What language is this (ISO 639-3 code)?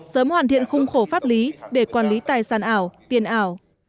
vie